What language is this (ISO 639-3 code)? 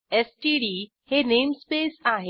mar